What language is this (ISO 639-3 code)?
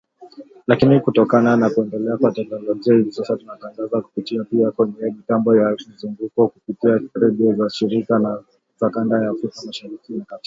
swa